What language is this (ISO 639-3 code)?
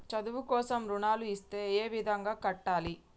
tel